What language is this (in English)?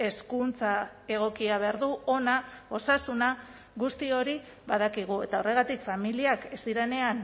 Basque